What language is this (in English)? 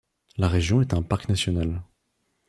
French